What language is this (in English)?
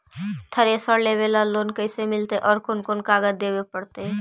Magahi